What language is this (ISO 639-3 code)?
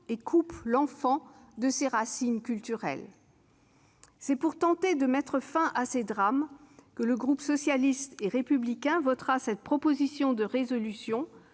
fra